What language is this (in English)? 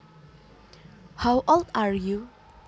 Javanese